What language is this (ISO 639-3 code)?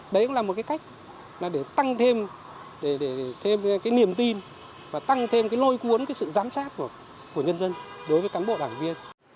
vie